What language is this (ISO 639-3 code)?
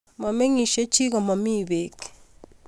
kln